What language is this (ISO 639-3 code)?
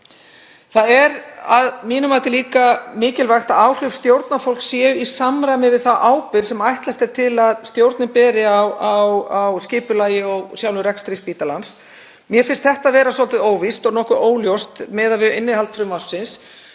isl